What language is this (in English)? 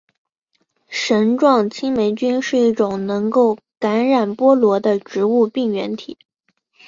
Chinese